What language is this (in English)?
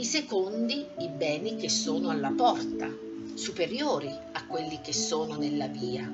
Italian